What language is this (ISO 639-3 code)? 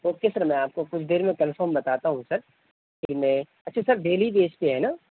urd